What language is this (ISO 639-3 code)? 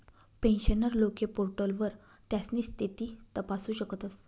mar